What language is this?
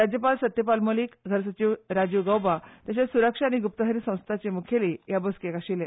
Konkani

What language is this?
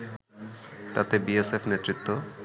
Bangla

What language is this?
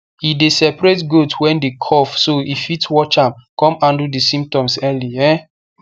Nigerian Pidgin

